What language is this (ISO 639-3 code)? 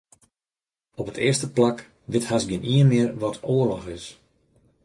fry